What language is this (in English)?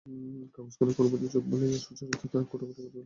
Bangla